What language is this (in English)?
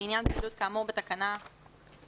Hebrew